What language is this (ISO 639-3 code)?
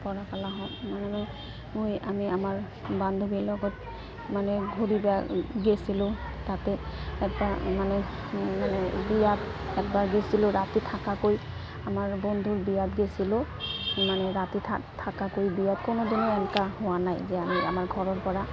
asm